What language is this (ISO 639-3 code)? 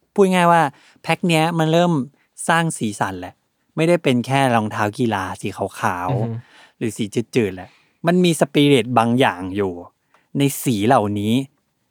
tha